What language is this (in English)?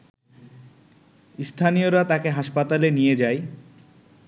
Bangla